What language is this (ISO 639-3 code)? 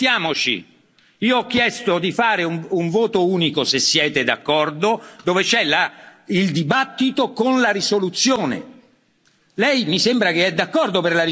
ita